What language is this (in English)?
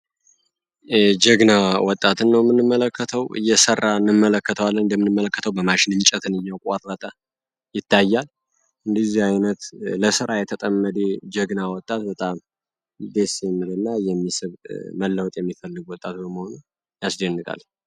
Amharic